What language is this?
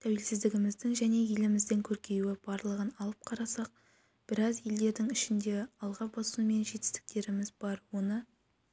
Kazakh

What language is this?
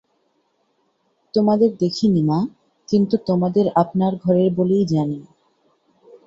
Bangla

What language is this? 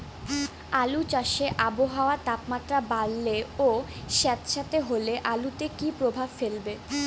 Bangla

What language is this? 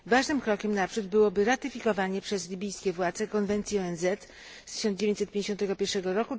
Polish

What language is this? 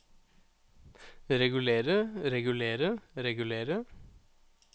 Norwegian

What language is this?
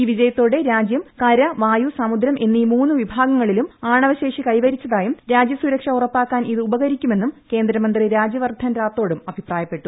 Malayalam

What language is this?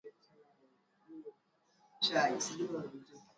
Swahili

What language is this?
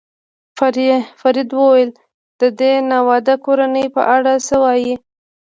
Pashto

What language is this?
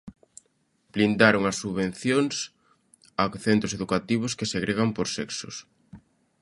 Galician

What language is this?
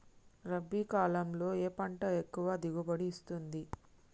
Telugu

